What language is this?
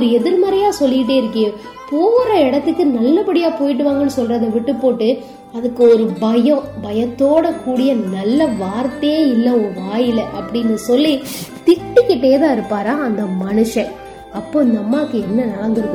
Tamil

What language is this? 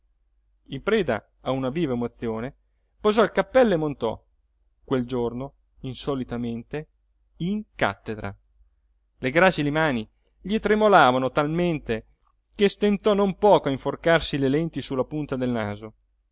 Italian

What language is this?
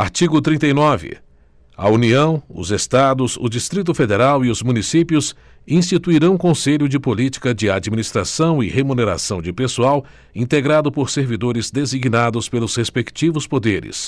Portuguese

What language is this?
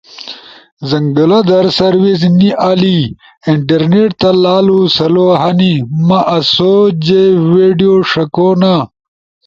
Ushojo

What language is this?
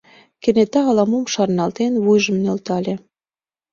Mari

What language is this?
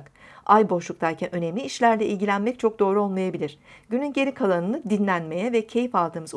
Turkish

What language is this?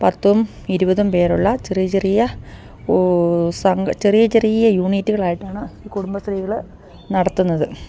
Malayalam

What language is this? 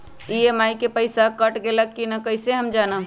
Magahi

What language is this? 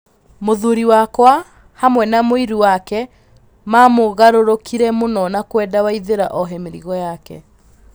Kikuyu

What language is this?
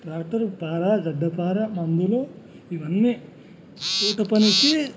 Telugu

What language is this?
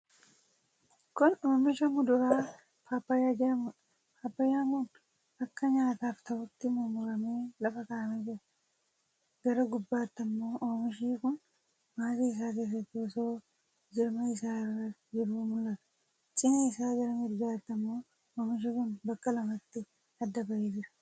Oromo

